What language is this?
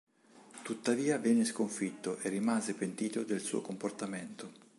Italian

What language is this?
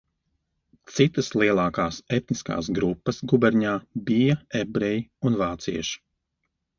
Latvian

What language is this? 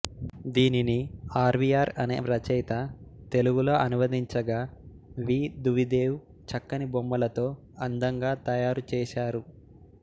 Telugu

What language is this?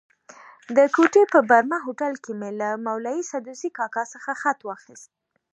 Pashto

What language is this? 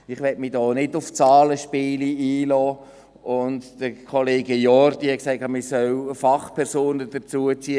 Swiss German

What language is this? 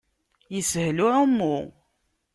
Kabyle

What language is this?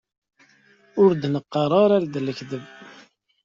Kabyle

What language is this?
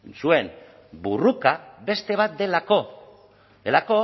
Basque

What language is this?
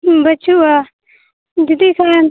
Santali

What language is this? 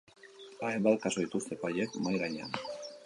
Basque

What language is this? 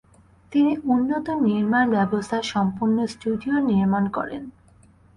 Bangla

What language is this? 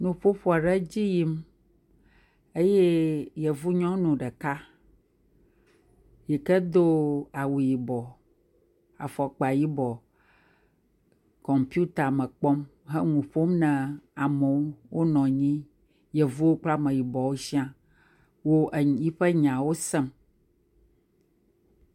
Ewe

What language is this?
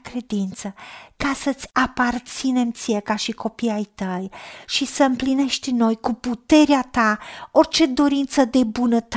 Romanian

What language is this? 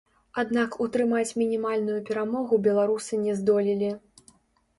Belarusian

